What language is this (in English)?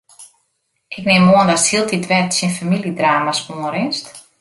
Western Frisian